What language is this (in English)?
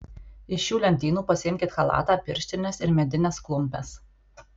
Lithuanian